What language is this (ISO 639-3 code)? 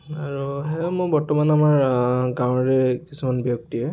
asm